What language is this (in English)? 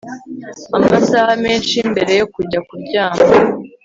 Kinyarwanda